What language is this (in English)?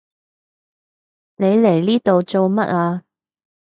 Cantonese